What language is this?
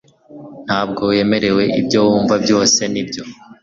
Kinyarwanda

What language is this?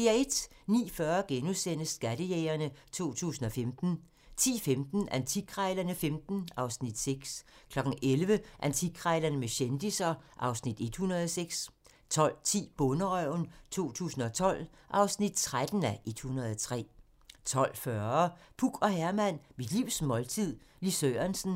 Danish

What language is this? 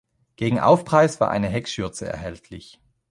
German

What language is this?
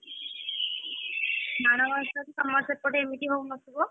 Odia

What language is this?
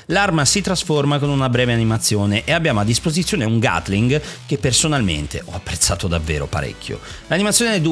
Italian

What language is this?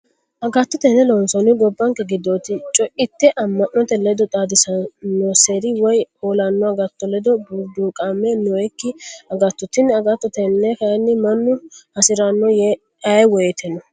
Sidamo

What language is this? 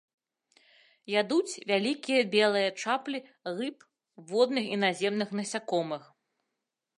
Belarusian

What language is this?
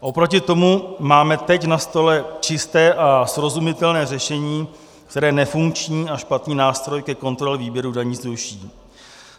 Czech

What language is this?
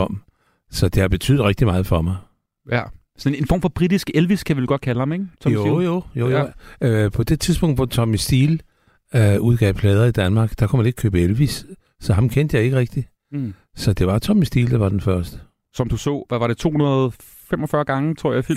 Danish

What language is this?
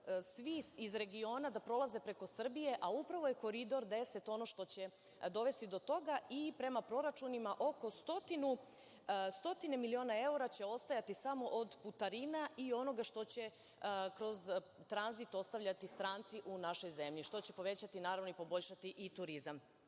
Serbian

